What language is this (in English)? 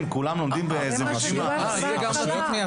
Hebrew